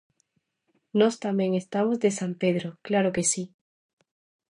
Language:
Galician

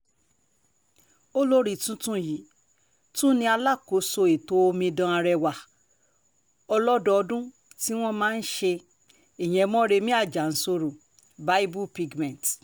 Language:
Yoruba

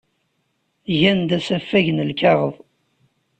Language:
Kabyle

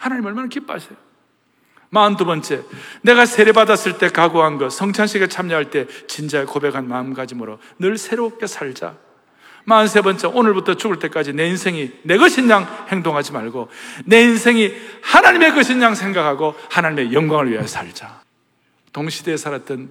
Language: Korean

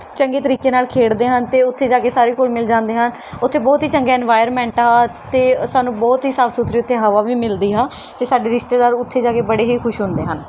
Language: Punjabi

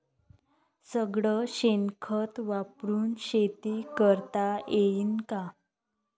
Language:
Marathi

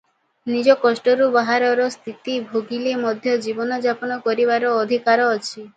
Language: Odia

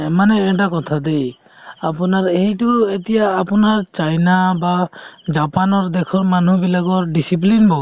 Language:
Assamese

